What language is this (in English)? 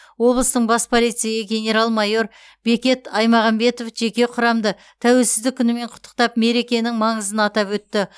Kazakh